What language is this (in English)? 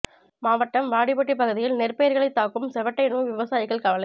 Tamil